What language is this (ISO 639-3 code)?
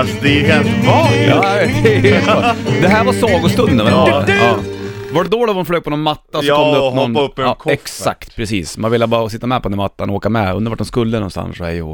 swe